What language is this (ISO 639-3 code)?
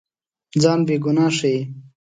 pus